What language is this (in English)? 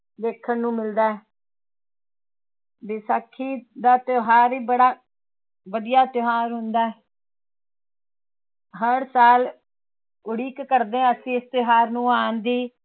Punjabi